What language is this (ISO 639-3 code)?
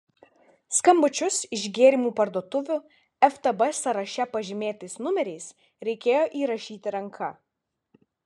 lit